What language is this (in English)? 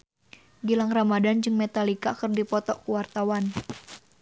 Sundanese